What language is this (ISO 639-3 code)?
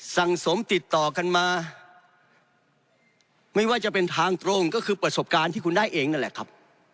tha